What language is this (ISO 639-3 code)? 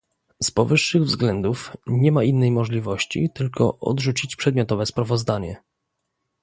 pol